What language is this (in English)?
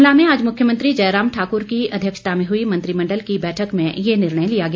Hindi